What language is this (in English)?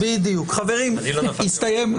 Hebrew